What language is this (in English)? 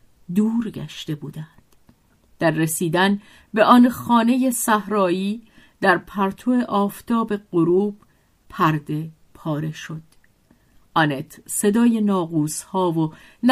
Persian